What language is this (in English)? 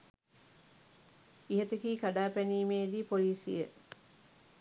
Sinhala